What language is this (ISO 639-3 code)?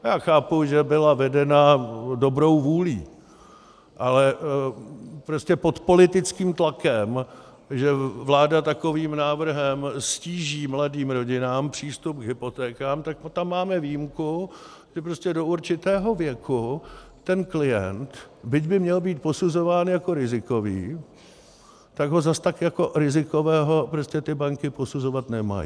ces